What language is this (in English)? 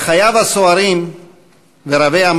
Hebrew